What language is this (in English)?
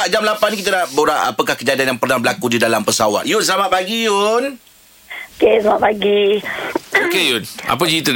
Malay